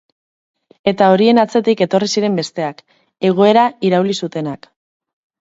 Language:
Basque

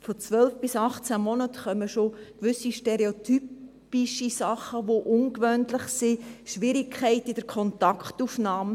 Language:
Swiss German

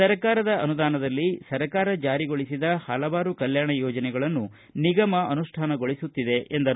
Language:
Kannada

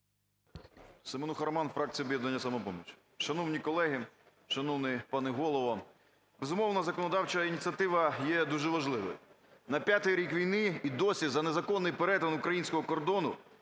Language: Ukrainian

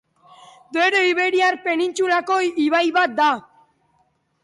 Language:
Basque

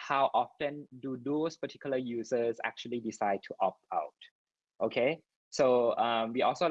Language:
English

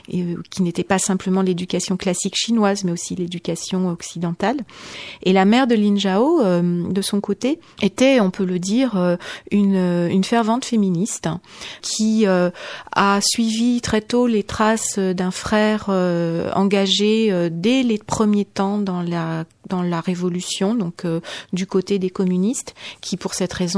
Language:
French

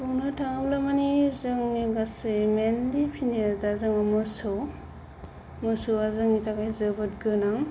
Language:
Bodo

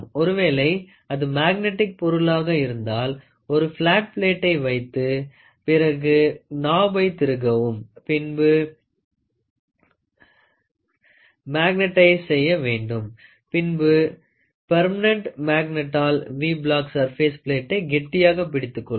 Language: Tamil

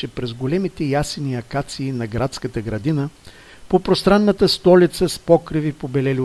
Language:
Bulgarian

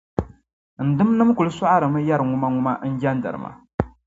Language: Dagbani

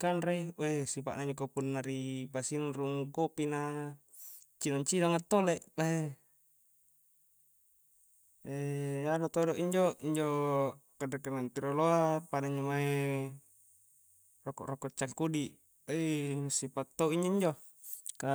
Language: Coastal Konjo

